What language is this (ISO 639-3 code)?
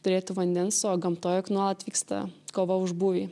lit